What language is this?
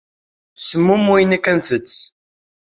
Kabyle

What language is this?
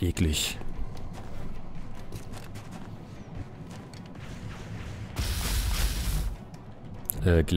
German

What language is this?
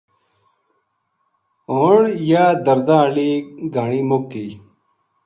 Gujari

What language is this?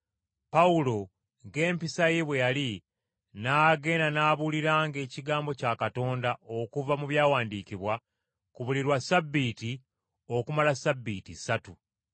Ganda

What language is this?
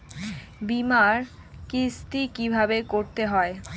Bangla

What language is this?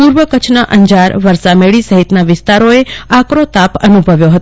Gujarati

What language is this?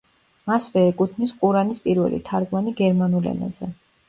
Georgian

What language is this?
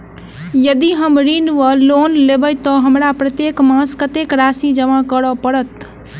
Maithili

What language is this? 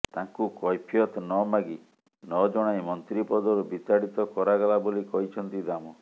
Odia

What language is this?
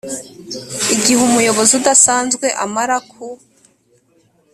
Kinyarwanda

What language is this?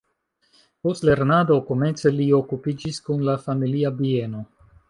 Esperanto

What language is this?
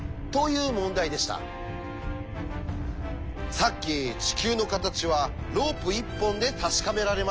Japanese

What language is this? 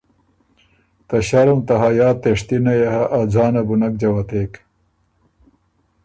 Ormuri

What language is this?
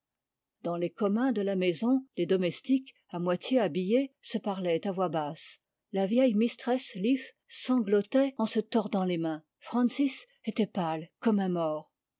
French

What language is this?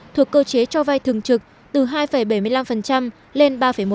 Vietnamese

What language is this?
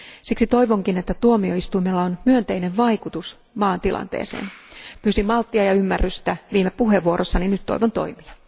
Finnish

